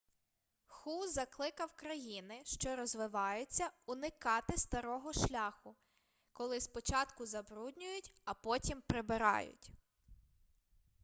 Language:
Ukrainian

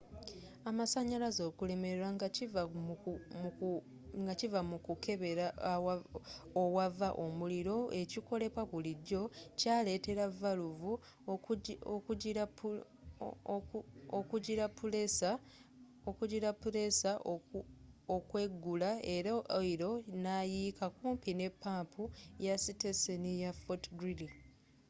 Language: Ganda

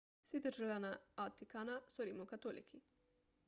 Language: Slovenian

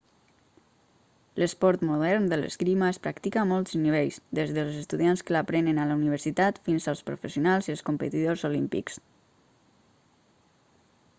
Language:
Catalan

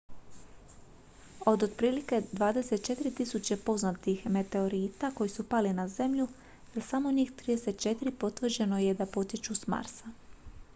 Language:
Croatian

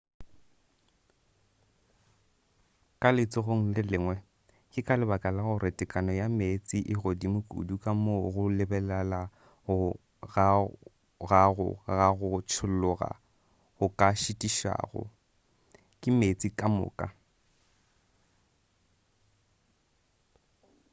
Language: Northern Sotho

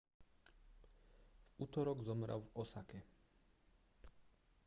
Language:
Slovak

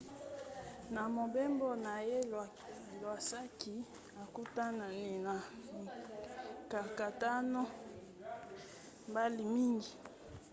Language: Lingala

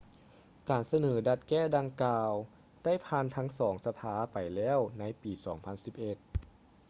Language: Lao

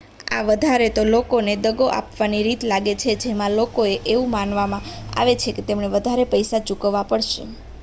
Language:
Gujarati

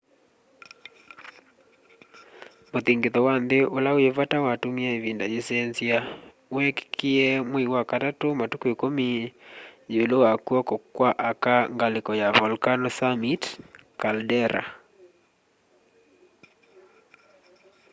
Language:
Kamba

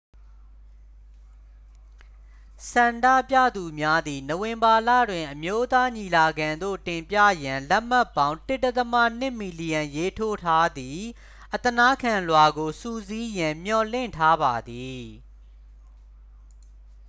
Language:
Burmese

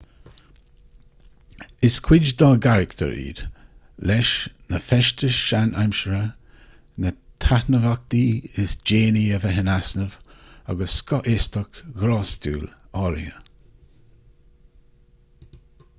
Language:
Irish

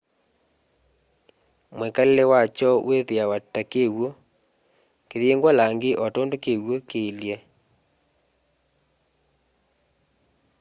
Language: Kamba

